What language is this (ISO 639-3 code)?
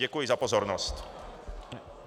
ces